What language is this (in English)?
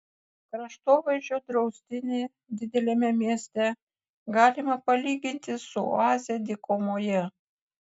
Lithuanian